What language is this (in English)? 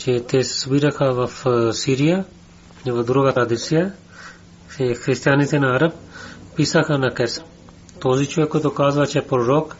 Bulgarian